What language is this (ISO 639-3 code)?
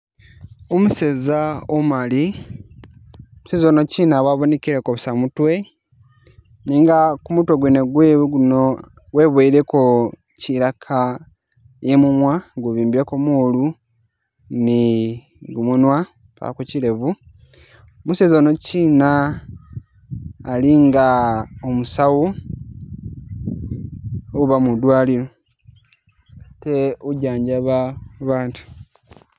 myx